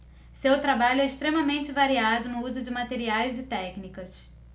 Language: Portuguese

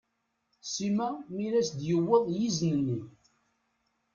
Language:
Kabyle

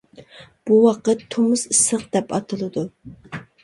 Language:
Uyghur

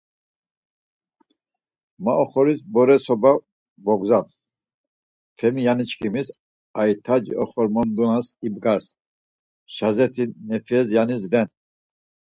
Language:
Laz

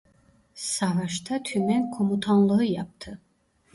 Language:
Turkish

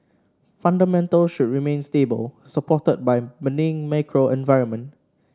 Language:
English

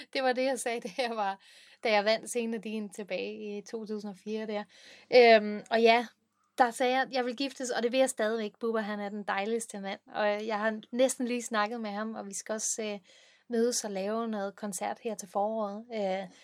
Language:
Danish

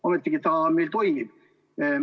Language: Estonian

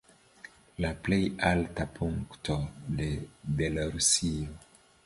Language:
Esperanto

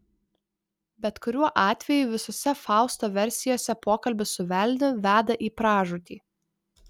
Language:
Lithuanian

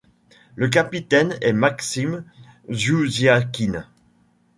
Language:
French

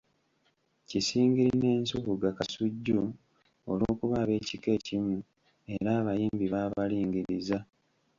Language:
Ganda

